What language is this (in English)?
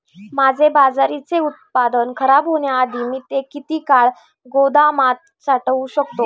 Marathi